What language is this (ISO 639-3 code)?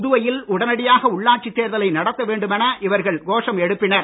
tam